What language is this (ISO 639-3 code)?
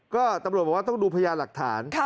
tha